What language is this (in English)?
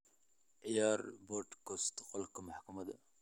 Somali